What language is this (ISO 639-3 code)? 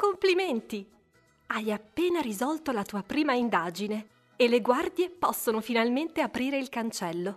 ita